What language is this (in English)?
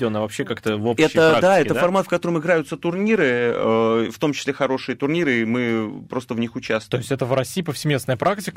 Russian